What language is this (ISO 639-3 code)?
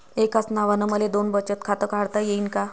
mar